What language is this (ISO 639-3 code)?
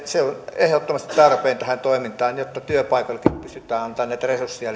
fin